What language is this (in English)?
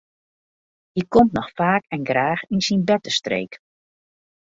Western Frisian